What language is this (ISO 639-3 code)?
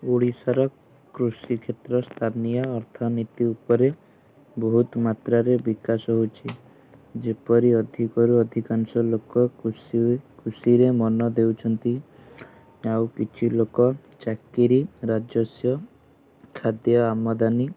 ori